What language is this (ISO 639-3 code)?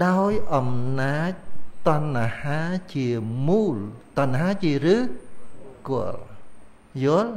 vie